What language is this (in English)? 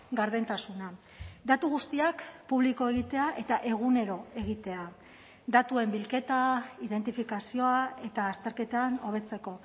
Basque